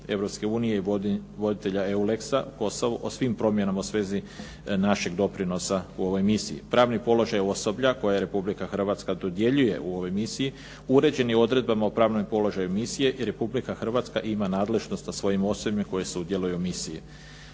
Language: Croatian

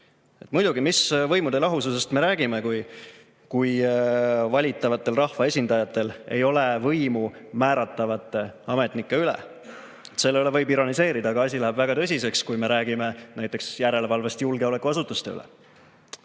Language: Estonian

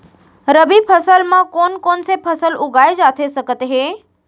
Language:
Chhattisgarhi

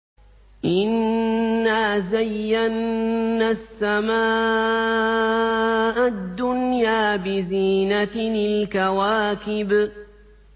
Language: Arabic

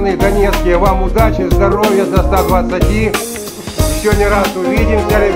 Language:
Russian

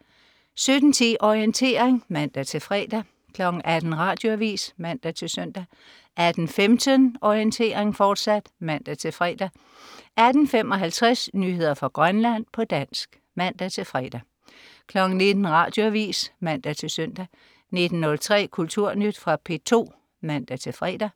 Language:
Danish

